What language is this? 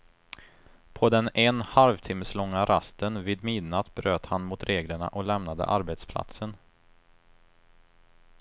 Swedish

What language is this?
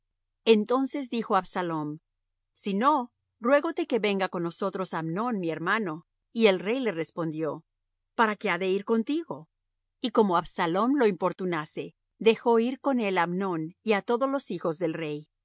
Spanish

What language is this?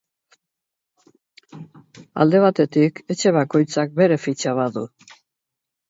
Basque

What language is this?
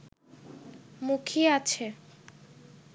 Bangla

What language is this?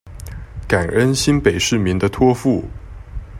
Chinese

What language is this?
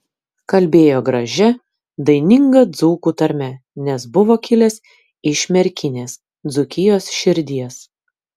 Lithuanian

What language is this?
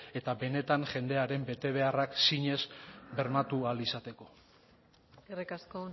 Basque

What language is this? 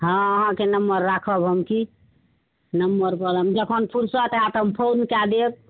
Maithili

